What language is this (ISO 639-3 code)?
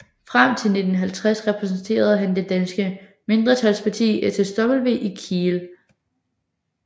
dan